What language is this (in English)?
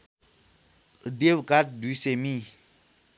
Nepali